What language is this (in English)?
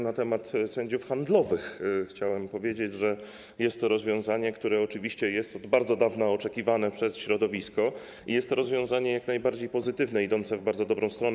Polish